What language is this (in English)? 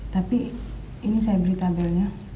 Indonesian